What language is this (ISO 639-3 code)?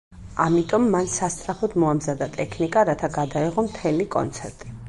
kat